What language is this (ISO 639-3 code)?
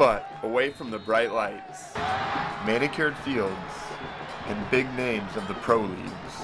eng